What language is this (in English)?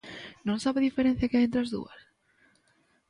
Galician